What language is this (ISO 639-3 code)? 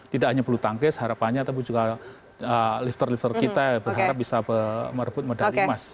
ind